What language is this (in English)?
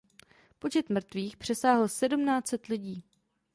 Czech